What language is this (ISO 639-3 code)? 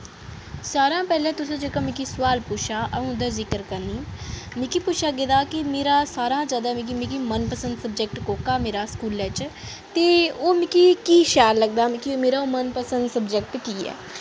doi